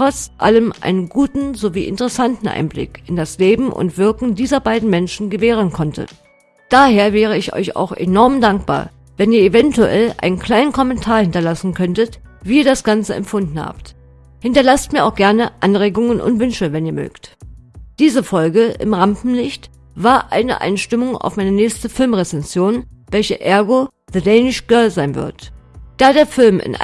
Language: German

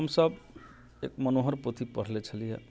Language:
Maithili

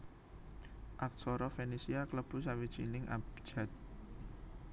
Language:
Javanese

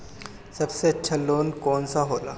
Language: Bhojpuri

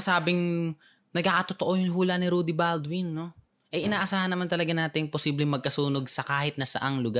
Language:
Filipino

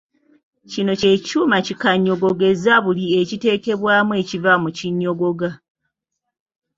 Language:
Ganda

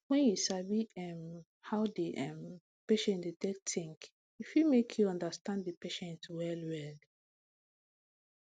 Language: Nigerian Pidgin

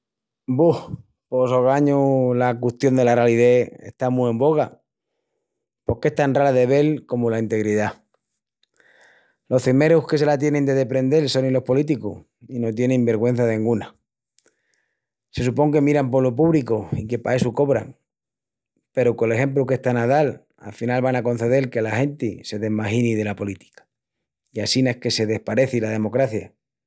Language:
Extremaduran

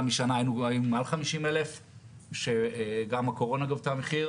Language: Hebrew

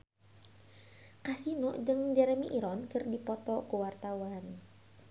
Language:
Sundanese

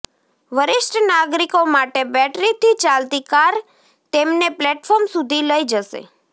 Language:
Gujarati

